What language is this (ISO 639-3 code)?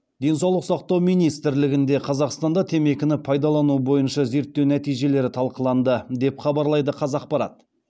kaz